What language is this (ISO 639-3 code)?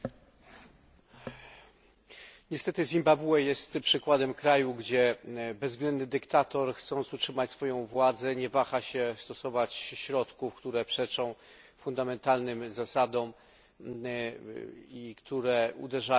pol